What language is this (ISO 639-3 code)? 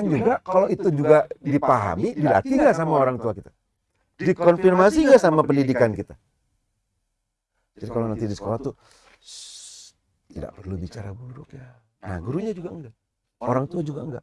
ind